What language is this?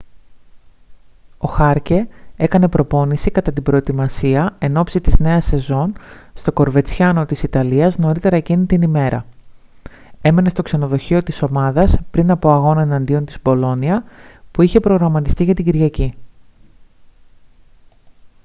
Greek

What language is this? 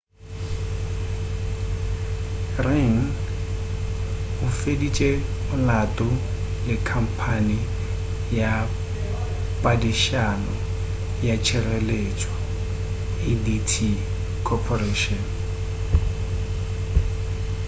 Northern Sotho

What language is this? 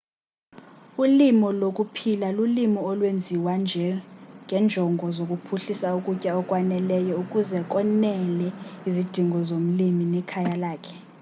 Xhosa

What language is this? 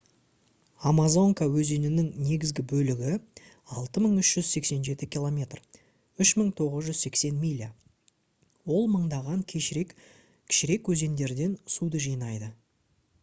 Kazakh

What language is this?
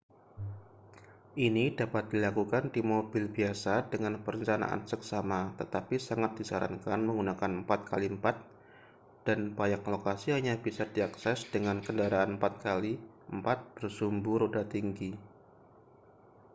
Indonesian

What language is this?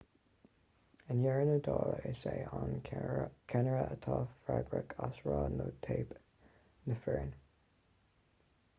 Irish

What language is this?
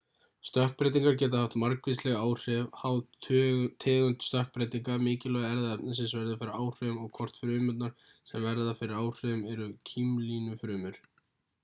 Icelandic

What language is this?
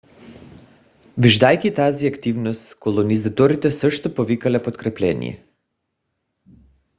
Bulgarian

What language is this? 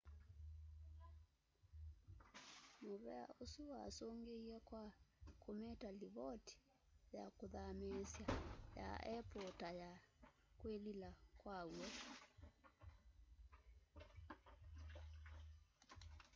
Kamba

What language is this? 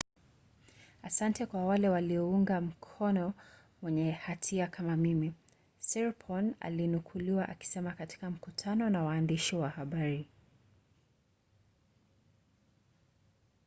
Swahili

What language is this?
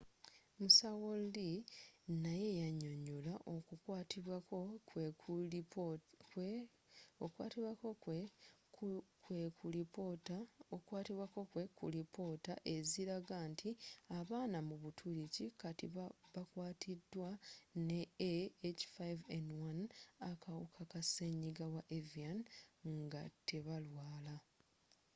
Ganda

